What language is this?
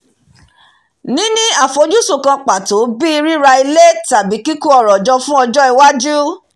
Yoruba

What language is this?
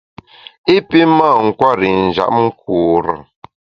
Bamun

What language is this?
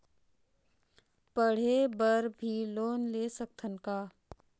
Chhattisgarhi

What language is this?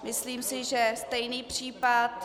Czech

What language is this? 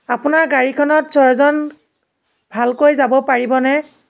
Assamese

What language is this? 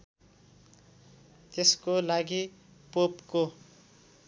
Nepali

